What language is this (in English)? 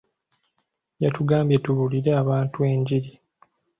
Ganda